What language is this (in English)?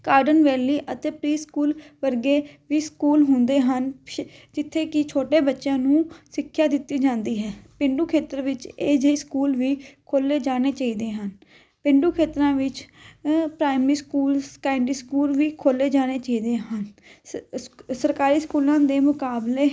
Punjabi